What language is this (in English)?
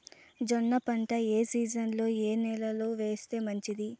Telugu